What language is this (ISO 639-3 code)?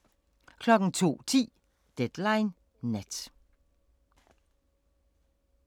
dan